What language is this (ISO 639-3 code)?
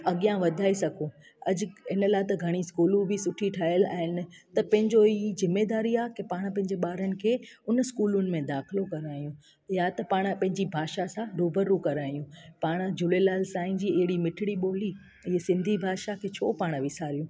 snd